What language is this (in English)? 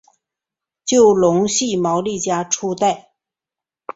Chinese